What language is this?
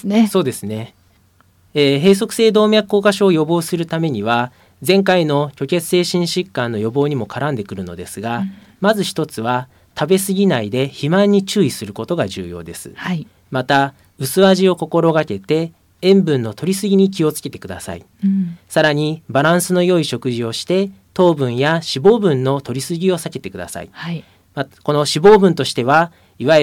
Japanese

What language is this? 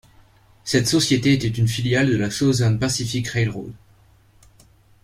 French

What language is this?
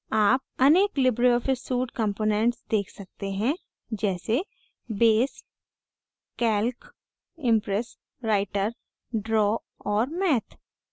Hindi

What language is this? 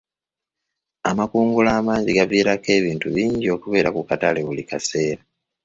Ganda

